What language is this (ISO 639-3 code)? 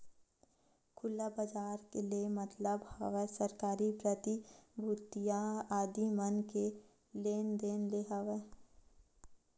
hne